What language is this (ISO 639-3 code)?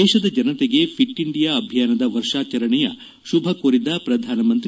kan